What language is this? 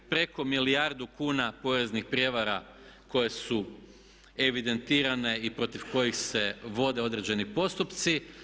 Croatian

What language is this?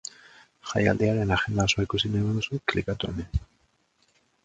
Basque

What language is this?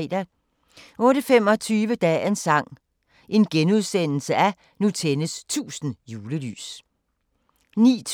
Danish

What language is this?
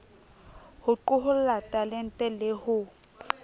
Southern Sotho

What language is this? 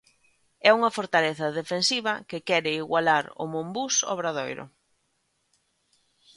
Galician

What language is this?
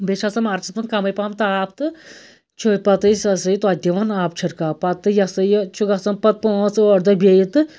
Kashmiri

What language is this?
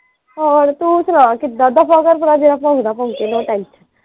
Punjabi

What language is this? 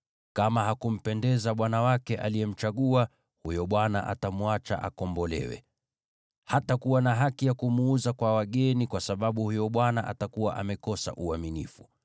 Swahili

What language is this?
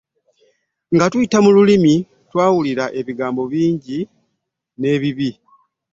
Ganda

